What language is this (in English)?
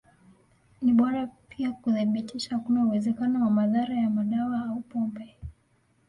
Swahili